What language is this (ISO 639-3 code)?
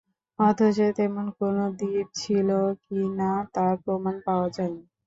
ben